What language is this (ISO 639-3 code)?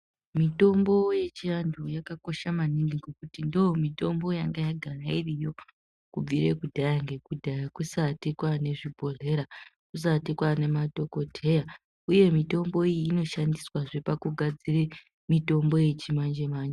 ndc